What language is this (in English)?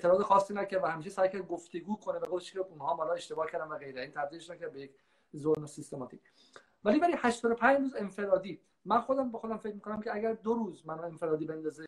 Persian